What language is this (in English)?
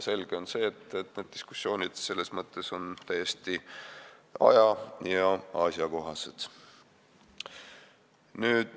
Estonian